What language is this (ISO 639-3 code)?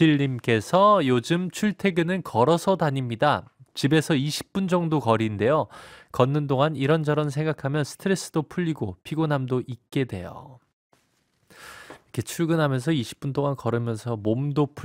kor